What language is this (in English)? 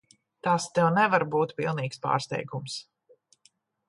Latvian